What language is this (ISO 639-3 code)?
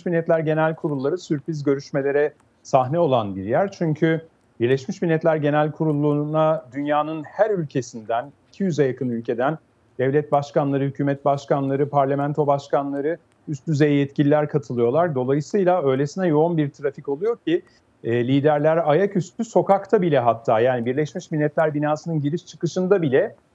tur